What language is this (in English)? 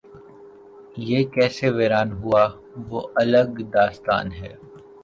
Urdu